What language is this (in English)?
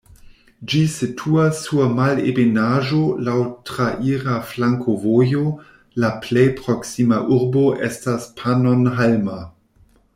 Esperanto